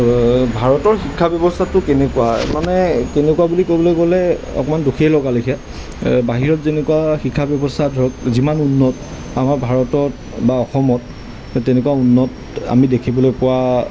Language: Assamese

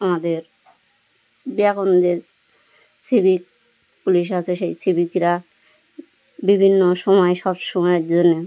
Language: Bangla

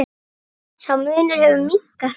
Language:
Icelandic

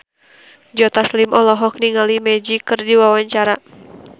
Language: Sundanese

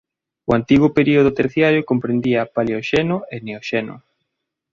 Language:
Galician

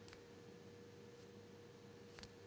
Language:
Telugu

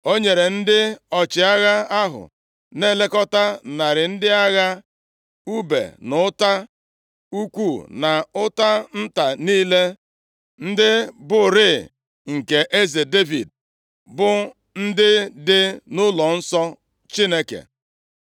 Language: Igbo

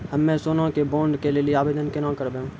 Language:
Maithili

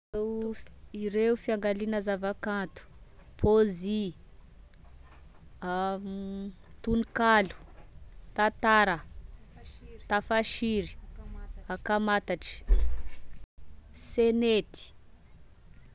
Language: Tesaka Malagasy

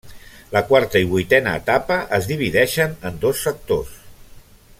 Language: Catalan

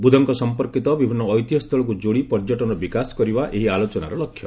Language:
Odia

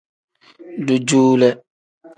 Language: Tem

